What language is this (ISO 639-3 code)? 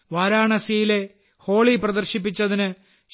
mal